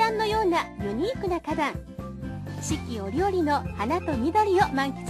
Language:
Japanese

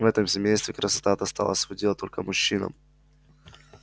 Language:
Russian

